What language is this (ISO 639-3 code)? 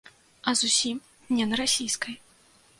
bel